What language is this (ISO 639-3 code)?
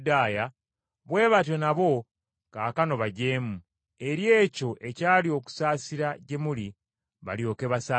lug